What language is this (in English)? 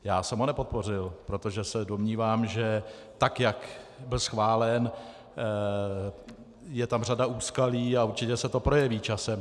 Czech